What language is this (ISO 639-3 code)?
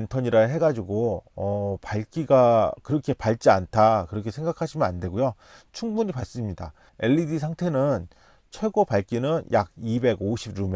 kor